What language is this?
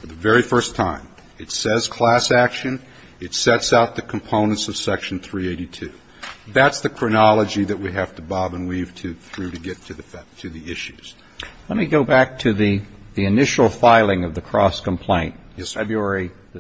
English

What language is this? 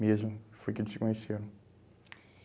Portuguese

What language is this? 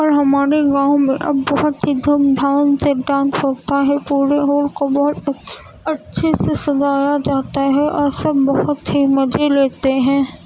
Urdu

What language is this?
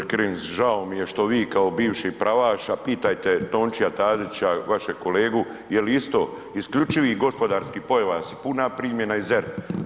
Croatian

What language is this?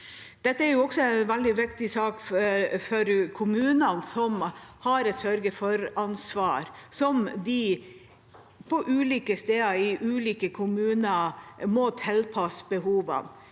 Norwegian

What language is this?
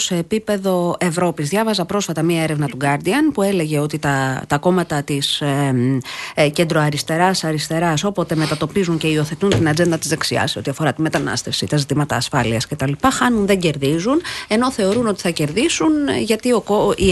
Greek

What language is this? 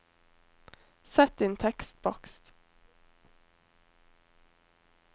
Norwegian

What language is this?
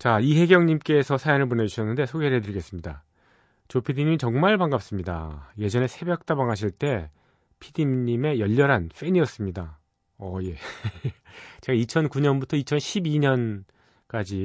Korean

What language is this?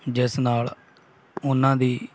Punjabi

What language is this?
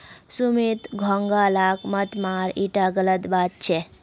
Magahi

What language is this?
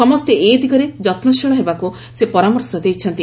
Odia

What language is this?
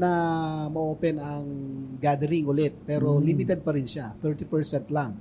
Filipino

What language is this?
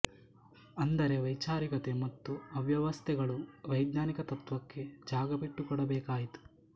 Kannada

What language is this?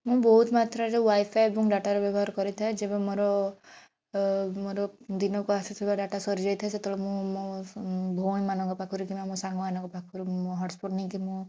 Odia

